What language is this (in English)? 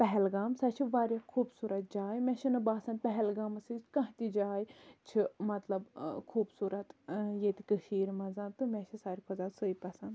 Kashmiri